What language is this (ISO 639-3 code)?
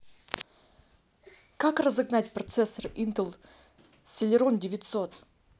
rus